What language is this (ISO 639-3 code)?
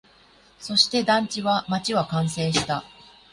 jpn